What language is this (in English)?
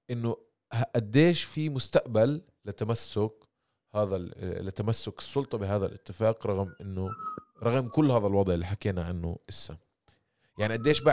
Arabic